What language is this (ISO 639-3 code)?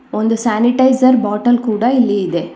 kan